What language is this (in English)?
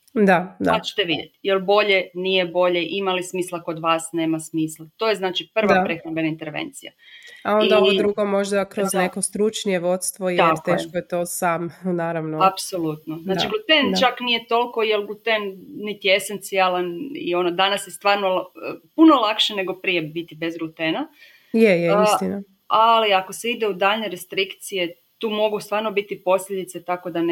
Croatian